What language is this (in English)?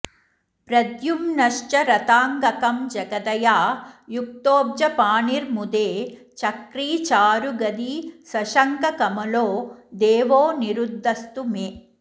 Sanskrit